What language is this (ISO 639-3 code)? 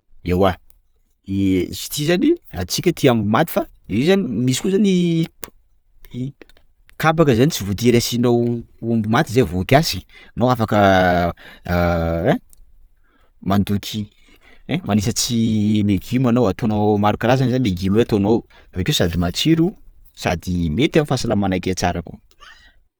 skg